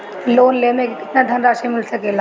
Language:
Bhojpuri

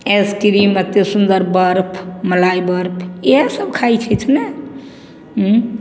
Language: Maithili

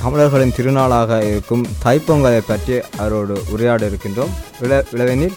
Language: Tamil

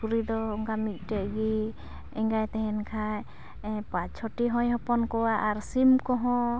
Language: Santali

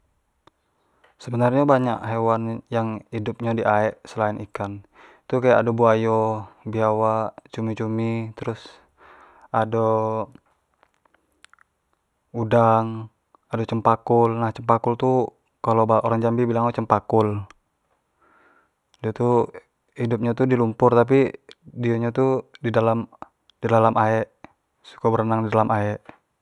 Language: Jambi Malay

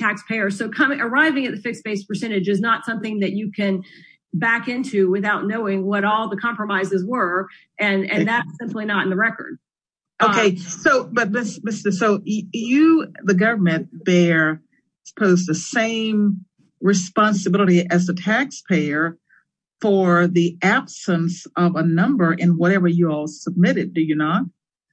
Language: English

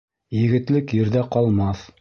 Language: Bashkir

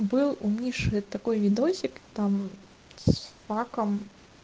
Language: Russian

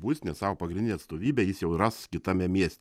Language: Lithuanian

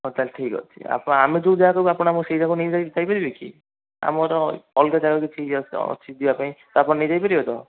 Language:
Odia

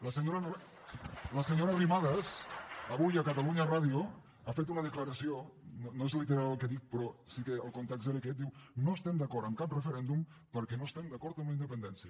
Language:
Catalan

